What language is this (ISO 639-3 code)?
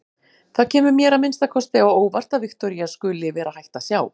isl